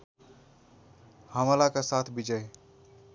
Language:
Nepali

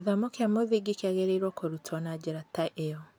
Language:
Kikuyu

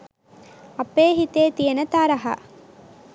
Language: Sinhala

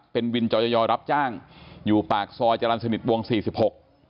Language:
Thai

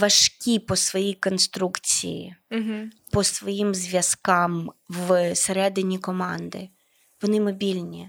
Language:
Ukrainian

